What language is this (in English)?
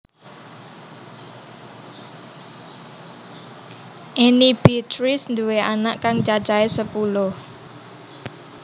Javanese